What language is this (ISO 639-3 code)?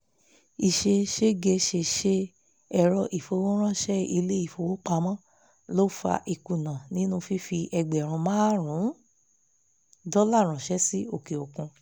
yor